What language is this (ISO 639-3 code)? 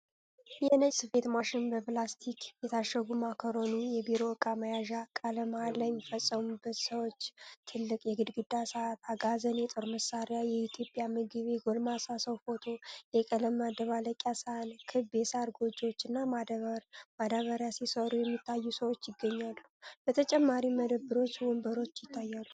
amh